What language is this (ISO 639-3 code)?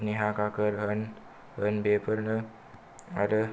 brx